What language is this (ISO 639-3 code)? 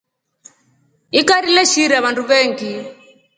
rof